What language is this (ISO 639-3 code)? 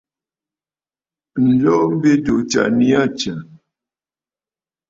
bfd